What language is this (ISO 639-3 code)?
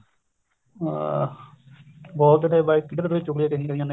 pan